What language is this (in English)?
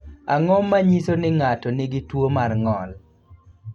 Luo (Kenya and Tanzania)